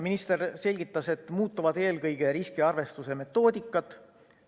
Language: Estonian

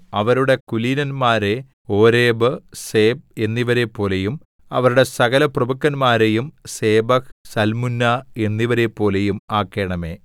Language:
Malayalam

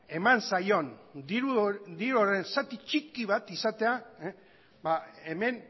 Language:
Basque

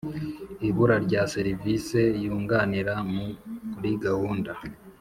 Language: Kinyarwanda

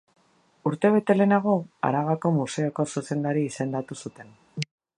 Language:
Basque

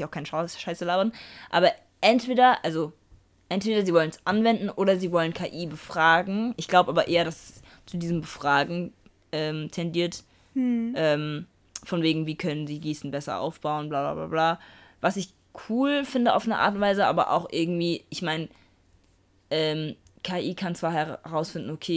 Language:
German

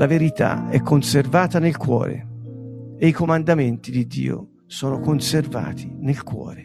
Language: Italian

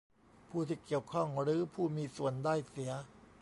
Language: Thai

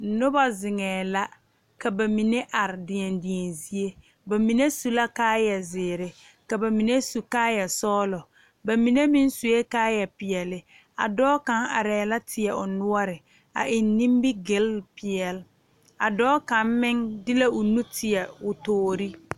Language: Southern Dagaare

